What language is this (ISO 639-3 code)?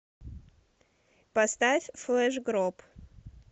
rus